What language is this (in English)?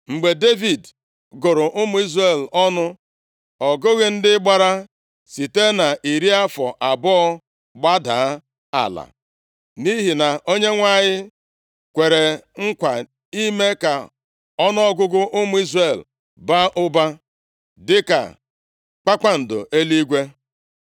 Igbo